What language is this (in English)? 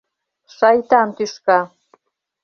Mari